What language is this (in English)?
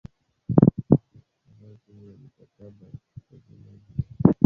Swahili